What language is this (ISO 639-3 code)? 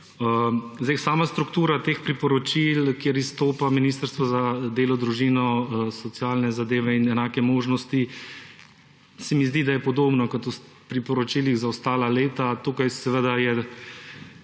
slv